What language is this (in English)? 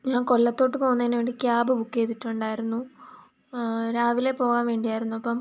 Malayalam